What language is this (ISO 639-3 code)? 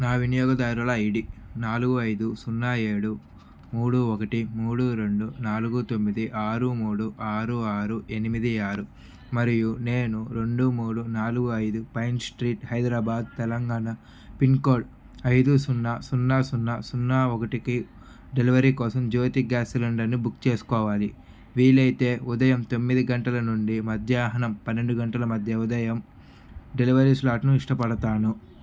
tel